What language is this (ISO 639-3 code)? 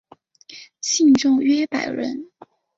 zho